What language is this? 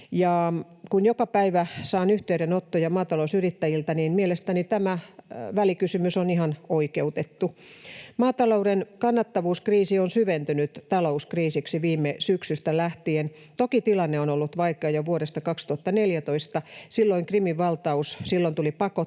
Finnish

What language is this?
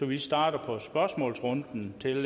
Danish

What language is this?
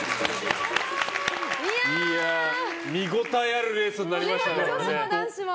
Japanese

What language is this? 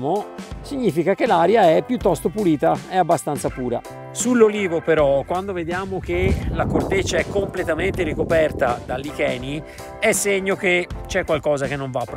Italian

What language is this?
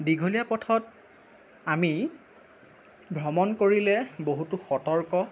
Assamese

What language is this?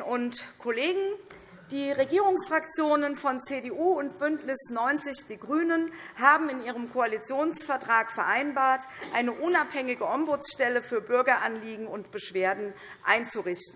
German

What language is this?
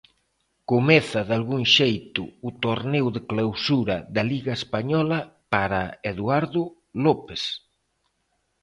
Galician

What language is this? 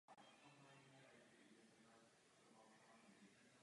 Czech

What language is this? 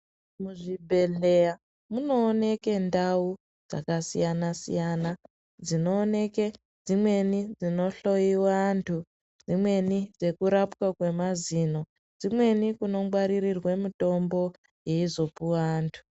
Ndau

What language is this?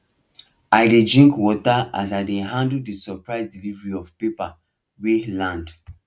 Nigerian Pidgin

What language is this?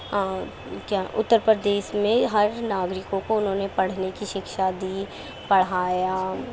Urdu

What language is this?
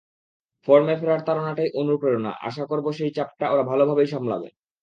Bangla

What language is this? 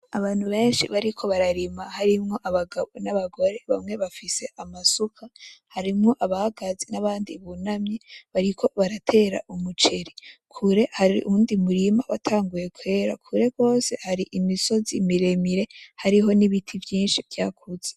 Rundi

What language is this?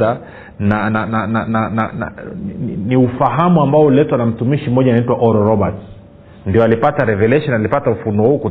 Swahili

